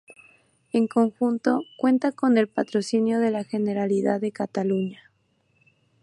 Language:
Spanish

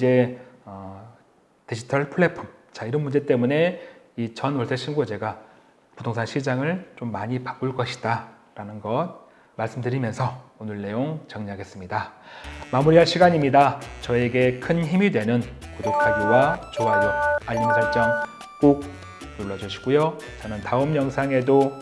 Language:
Korean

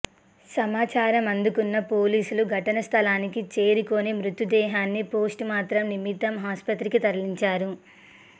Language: Telugu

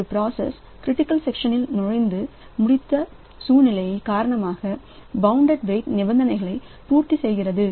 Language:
Tamil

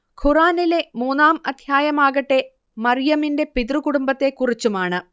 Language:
Malayalam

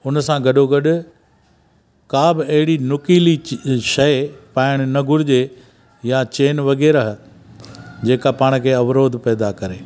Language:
Sindhi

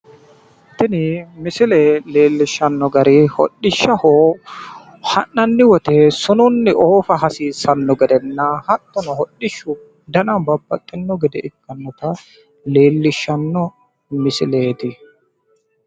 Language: Sidamo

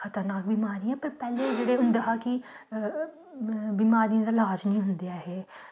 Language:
Dogri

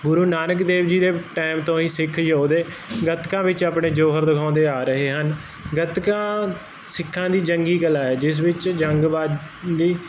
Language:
Punjabi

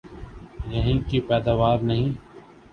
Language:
Urdu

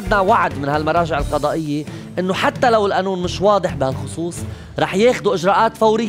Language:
Arabic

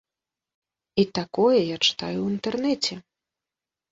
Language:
Belarusian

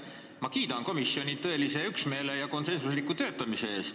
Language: Estonian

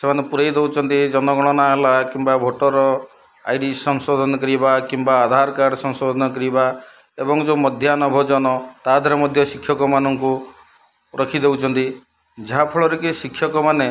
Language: Odia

